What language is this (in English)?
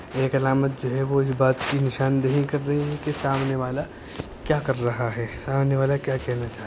Urdu